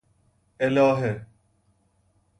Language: Persian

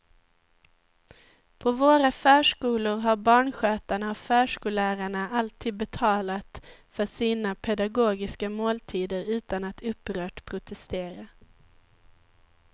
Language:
Swedish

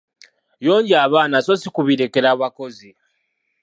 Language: Ganda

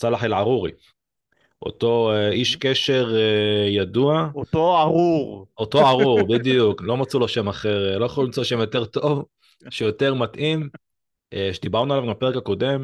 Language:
Hebrew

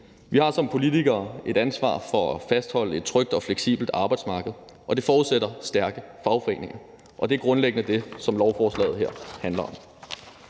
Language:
Danish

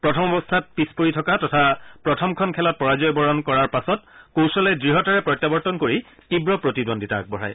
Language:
Assamese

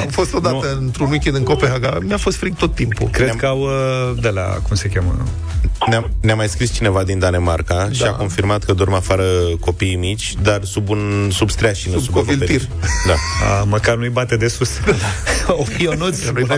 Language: Romanian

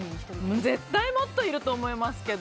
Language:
Japanese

